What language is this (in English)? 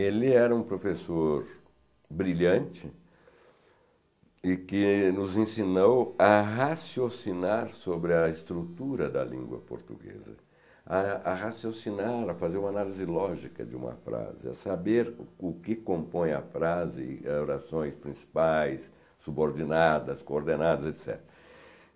Portuguese